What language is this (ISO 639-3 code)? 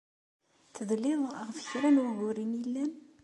kab